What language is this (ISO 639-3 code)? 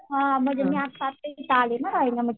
mar